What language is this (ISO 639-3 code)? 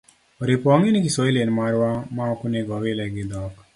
luo